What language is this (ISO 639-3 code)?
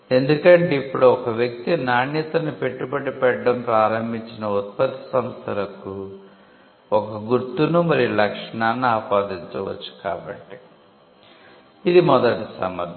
tel